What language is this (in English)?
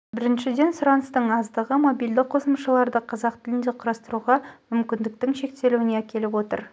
Kazakh